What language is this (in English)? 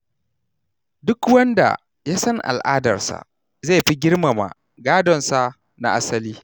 Hausa